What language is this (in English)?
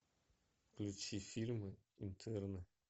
Russian